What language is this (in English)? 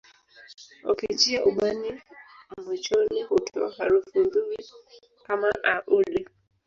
Swahili